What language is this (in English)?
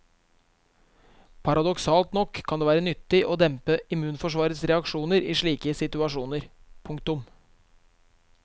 Norwegian